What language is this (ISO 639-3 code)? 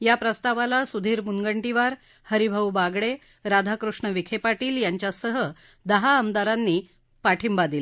mar